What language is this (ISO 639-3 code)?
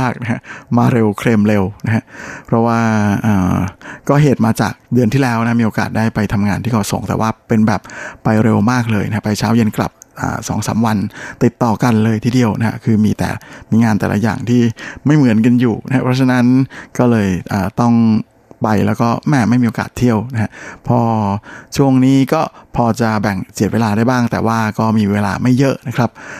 tha